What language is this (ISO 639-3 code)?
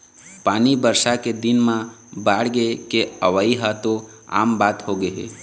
hne